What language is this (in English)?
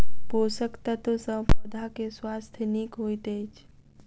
Maithili